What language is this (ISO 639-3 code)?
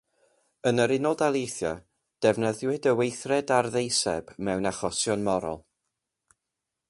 cym